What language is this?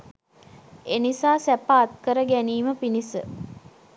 Sinhala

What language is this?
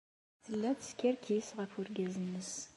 Kabyle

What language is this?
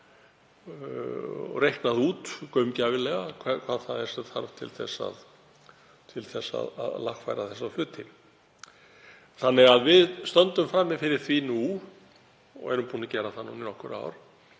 Icelandic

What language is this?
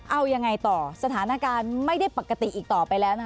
Thai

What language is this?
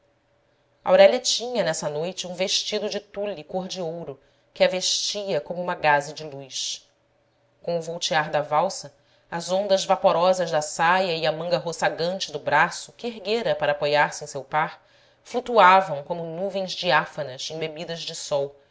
Portuguese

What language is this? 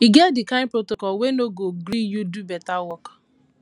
Nigerian Pidgin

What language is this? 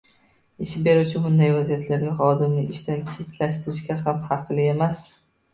Uzbek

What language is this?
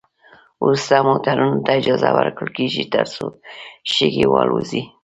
Pashto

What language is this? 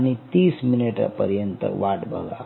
Marathi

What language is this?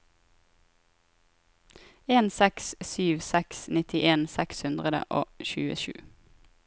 Norwegian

